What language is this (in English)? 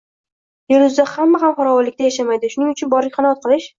Uzbek